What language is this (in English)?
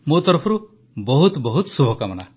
Odia